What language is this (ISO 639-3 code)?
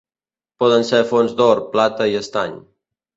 cat